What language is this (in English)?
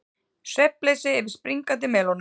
Icelandic